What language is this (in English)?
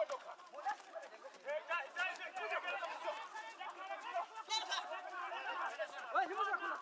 French